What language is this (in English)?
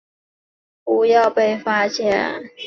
Chinese